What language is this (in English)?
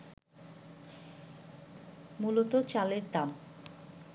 Bangla